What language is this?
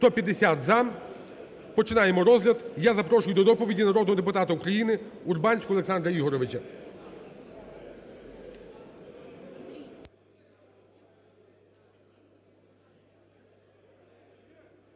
Ukrainian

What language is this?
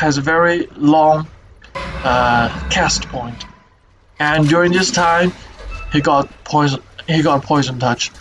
English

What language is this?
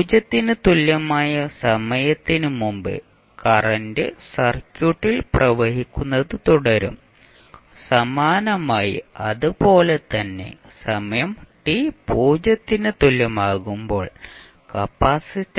Malayalam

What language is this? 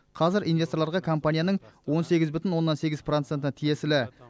Kazakh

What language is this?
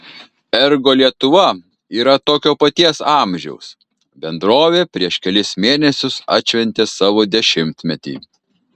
Lithuanian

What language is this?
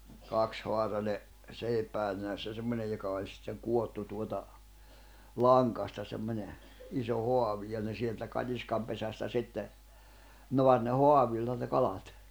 Finnish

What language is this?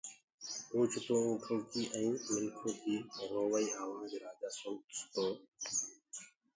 Gurgula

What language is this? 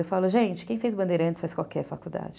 Portuguese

